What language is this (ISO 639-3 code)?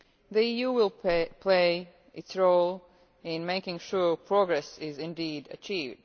eng